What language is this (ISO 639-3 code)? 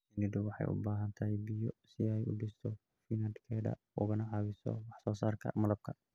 som